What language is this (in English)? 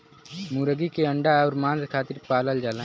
Bhojpuri